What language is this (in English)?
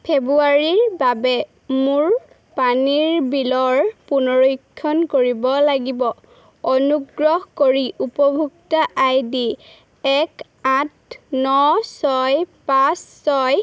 Assamese